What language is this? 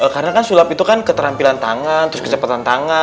Indonesian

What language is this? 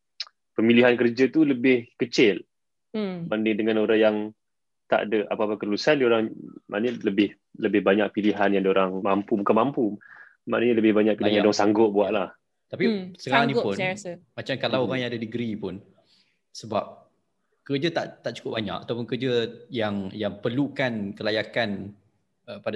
Malay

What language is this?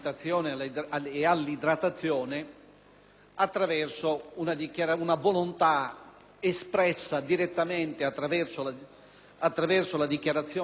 Italian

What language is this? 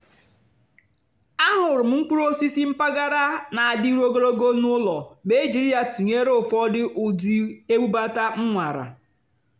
Igbo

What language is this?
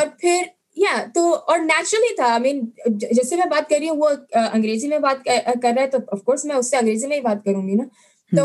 Urdu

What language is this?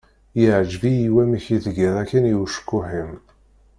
Kabyle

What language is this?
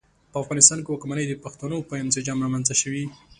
Pashto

